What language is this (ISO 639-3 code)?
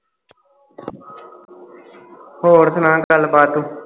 pan